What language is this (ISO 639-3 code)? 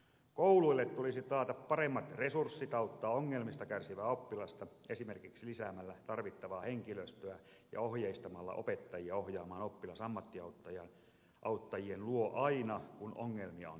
fin